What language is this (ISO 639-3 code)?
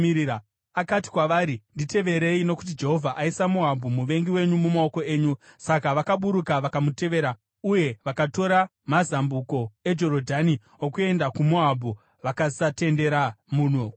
sna